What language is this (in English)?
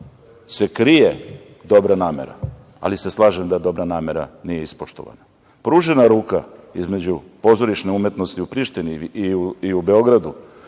Serbian